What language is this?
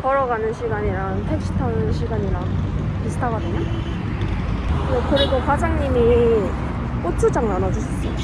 Korean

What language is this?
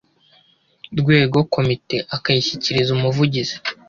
Kinyarwanda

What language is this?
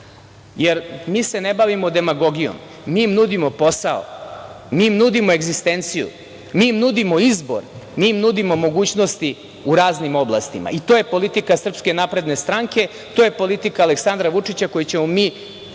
Serbian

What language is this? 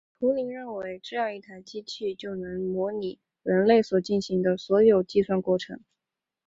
Chinese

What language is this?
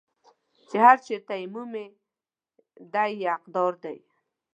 Pashto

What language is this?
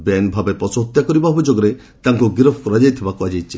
Odia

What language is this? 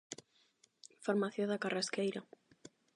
Galician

